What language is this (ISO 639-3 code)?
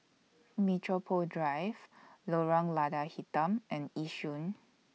eng